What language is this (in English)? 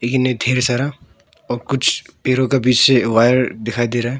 Hindi